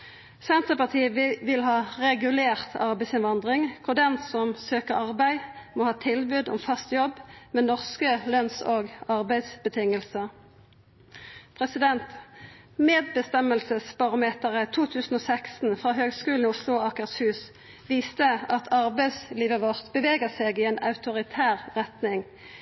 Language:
Norwegian Nynorsk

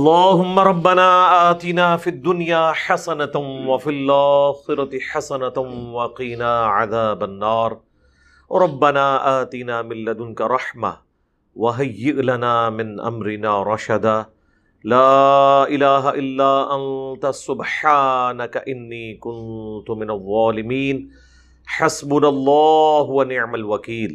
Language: Urdu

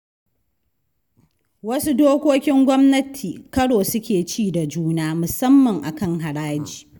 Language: Hausa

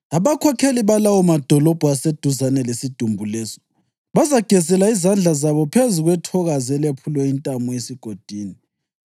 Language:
North Ndebele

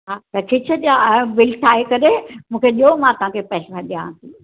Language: Sindhi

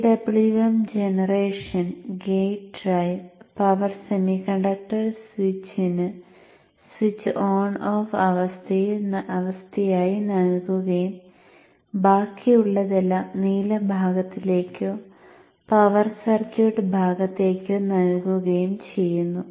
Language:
Malayalam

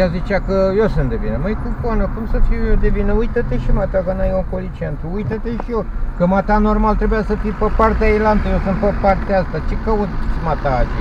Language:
Romanian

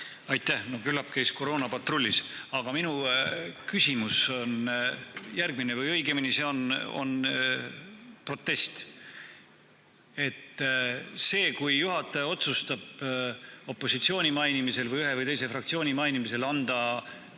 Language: Estonian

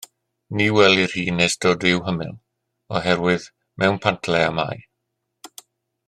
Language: Welsh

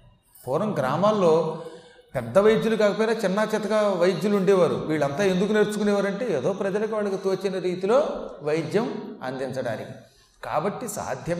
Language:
Telugu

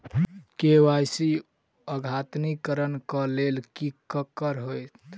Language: Maithili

